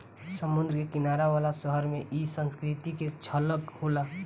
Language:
Bhojpuri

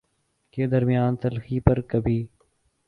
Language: Urdu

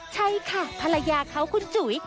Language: Thai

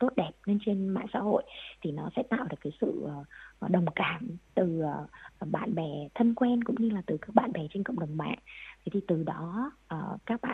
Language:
Vietnamese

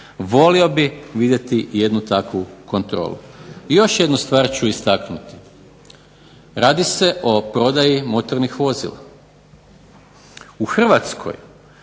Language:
Croatian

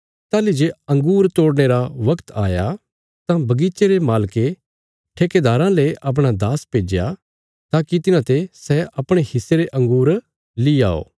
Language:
Bilaspuri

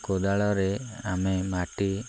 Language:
Odia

